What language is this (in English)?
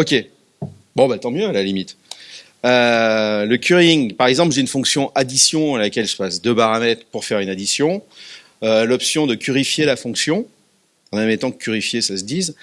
French